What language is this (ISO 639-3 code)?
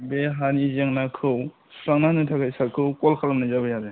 brx